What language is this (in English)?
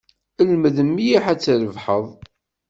Kabyle